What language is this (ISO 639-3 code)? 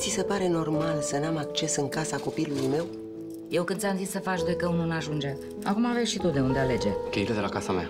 ron